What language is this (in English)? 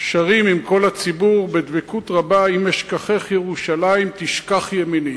Hebrew